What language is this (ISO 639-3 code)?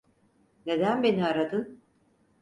tur